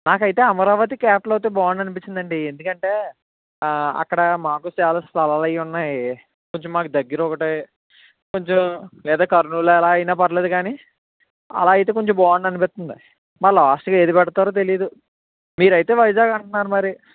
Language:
Telugu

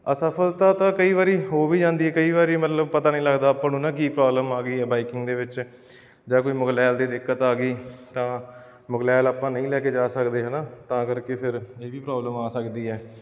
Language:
Punjabi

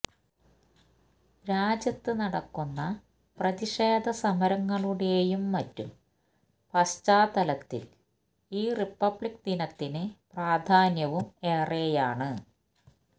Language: Malayalam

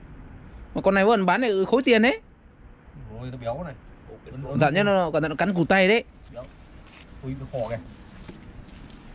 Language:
Vietnamese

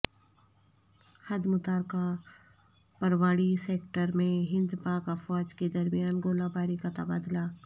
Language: Urdu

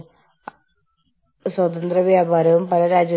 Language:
Malayalam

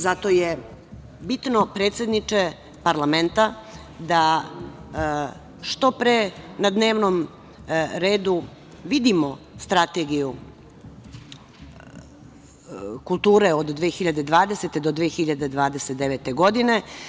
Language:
Serbian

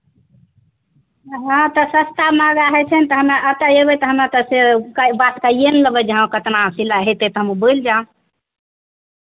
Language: Maithili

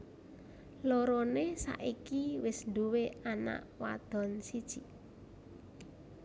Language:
Javanese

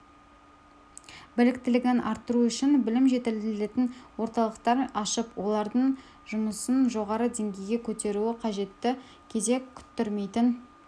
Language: Kazakh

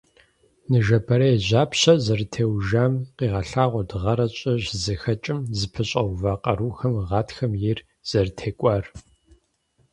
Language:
Kabardian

